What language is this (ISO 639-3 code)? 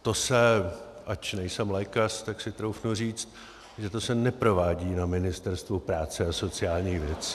ces